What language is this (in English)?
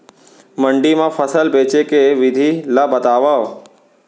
Chhattisgarhi